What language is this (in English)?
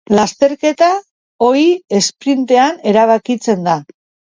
Basque